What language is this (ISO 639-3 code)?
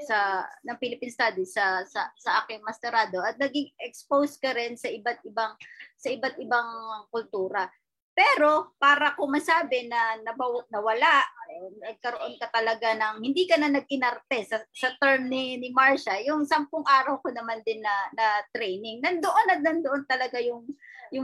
fil